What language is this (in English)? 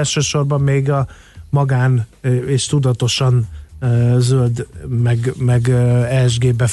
Hungarian